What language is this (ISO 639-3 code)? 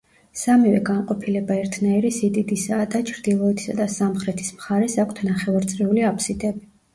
kat